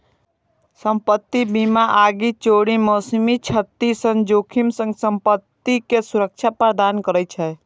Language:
Maithili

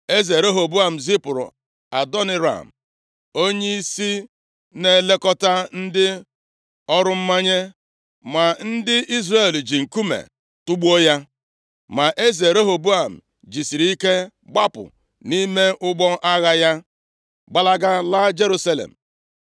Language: Igbo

